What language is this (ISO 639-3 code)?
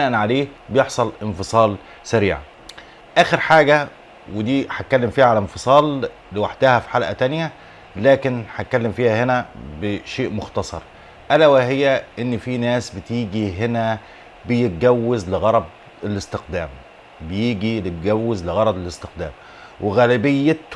ara